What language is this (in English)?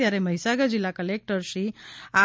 Gujarati